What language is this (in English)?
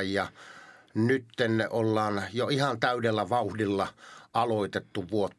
Finnish